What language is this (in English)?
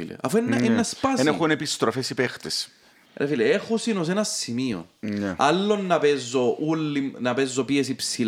Greek